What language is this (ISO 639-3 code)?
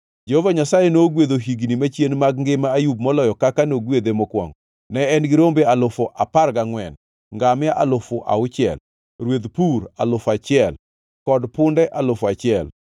luo